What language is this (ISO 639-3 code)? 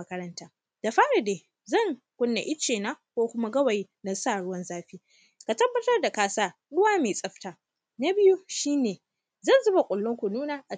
hau